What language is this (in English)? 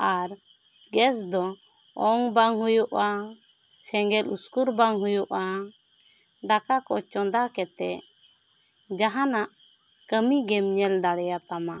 Santali